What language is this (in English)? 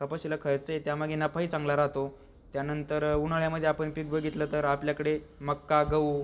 Marathi